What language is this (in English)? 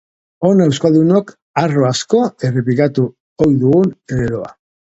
Basque